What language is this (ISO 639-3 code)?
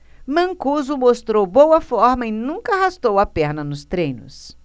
por